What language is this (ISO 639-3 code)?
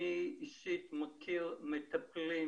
heb